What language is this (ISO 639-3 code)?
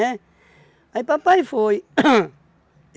por